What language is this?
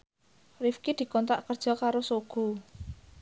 Javanese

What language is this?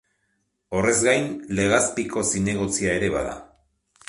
Basque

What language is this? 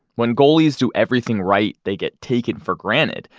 English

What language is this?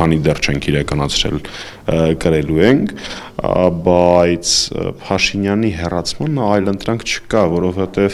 Romanian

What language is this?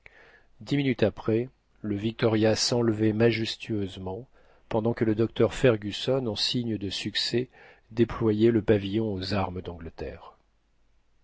French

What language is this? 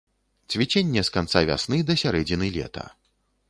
Belarusian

